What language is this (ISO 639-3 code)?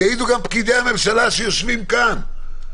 heb